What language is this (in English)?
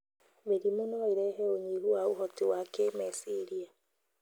Kikuyu